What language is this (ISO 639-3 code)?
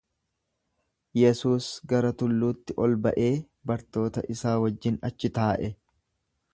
orm